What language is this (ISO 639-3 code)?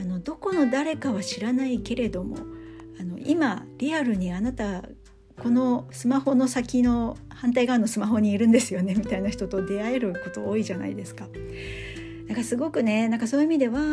jpn